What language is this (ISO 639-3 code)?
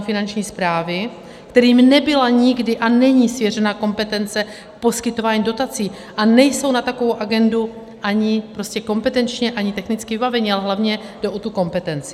ces